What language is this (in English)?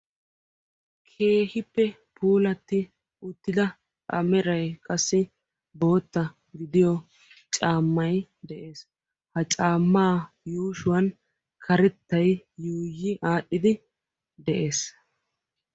Wolaytta